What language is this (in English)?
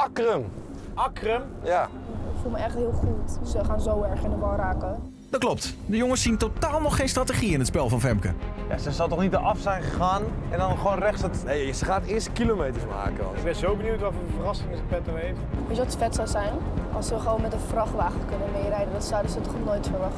Dutch